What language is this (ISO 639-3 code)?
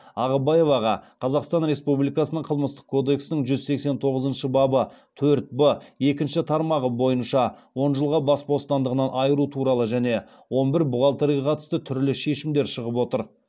kaz